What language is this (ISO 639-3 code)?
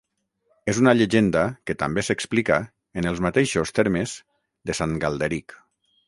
cat